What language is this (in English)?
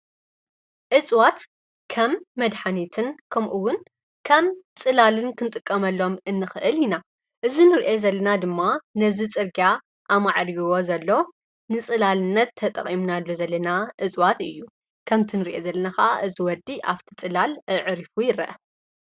Tigrinya